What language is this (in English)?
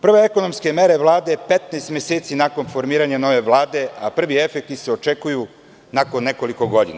Serbian